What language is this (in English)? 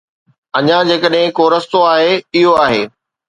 Sindhi